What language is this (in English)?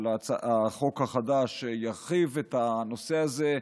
Hebrew